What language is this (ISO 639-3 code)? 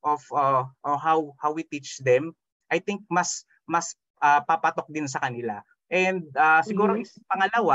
fil